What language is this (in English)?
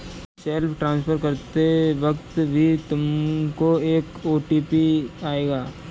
Hindi